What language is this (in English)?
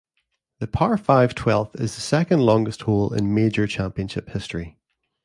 English